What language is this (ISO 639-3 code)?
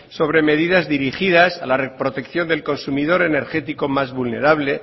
spa